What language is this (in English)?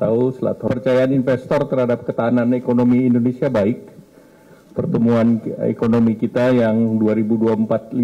Indonesian